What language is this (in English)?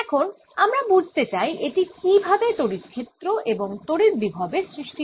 Bangla